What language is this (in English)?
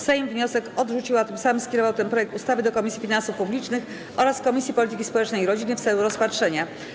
Polish